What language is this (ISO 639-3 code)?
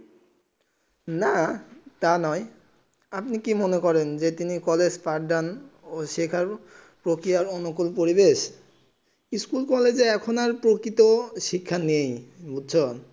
ben